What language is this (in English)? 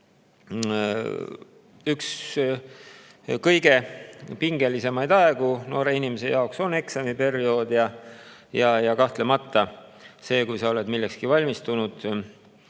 Estonian